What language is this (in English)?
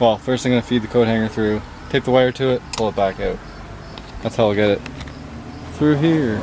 English